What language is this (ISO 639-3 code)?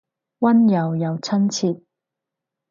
yue